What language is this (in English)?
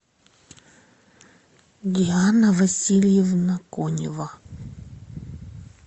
Russian